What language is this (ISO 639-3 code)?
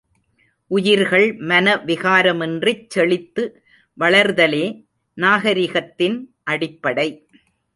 tam